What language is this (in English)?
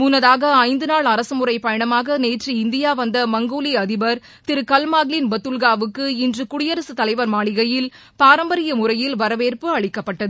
Tamil